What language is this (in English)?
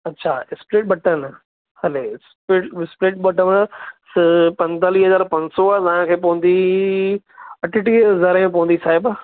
Sindhi